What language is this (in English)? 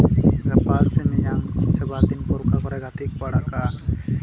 Santali